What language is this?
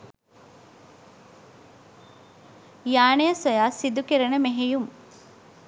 Sinhala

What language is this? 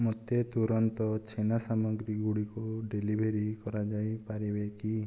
Odia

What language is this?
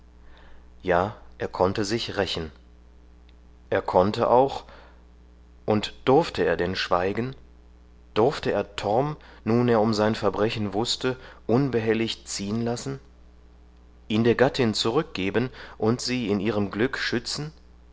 German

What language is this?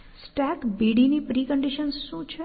Gujarati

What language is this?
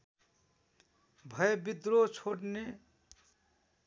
Nepali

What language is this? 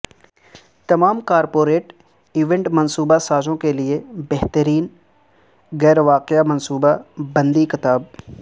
Urdu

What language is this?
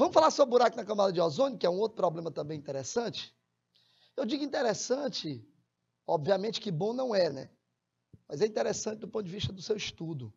Portuguese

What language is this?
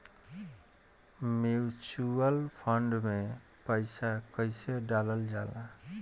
Bhojpuri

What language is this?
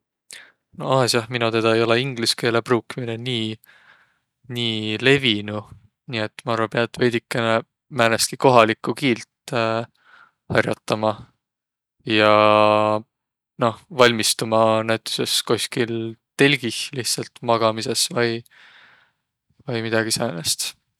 Võro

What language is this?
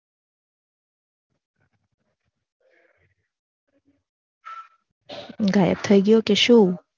Gujarati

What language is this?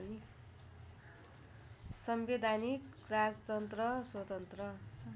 Nepali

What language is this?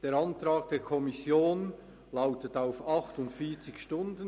Swiss German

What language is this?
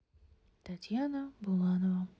Russian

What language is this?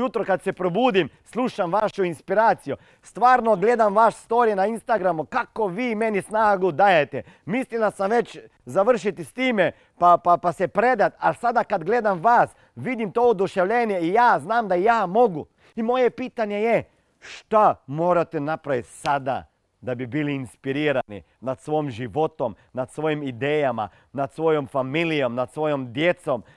Croatian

